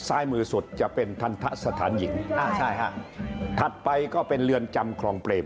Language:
Thai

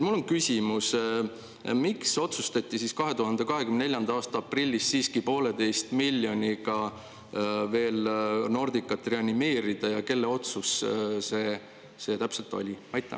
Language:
Estonian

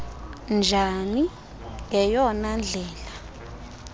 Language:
Xhosa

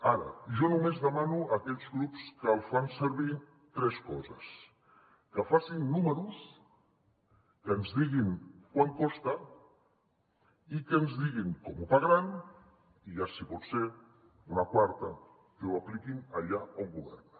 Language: Catalan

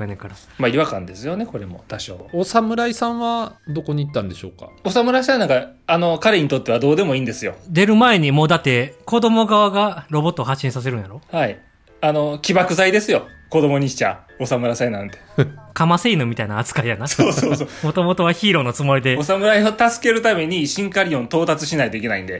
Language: Japanese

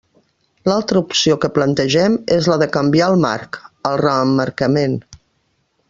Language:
Catalan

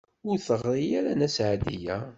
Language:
Kabyle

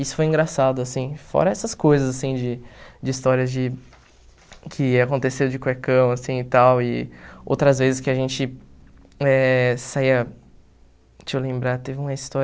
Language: Portuguese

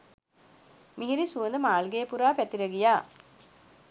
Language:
Sinhala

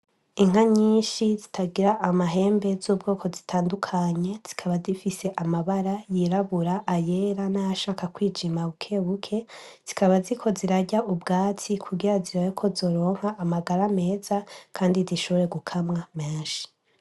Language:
Rundi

